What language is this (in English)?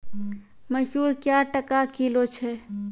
Maithili